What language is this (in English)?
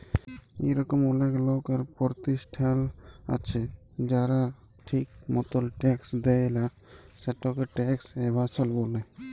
Bangla